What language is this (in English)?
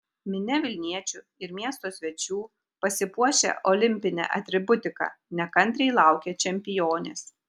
Lithuanian